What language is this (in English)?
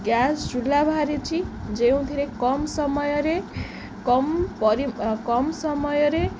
Odia